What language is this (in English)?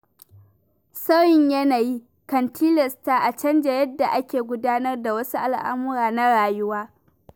Hausa